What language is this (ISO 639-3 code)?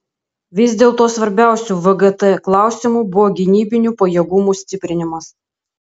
lit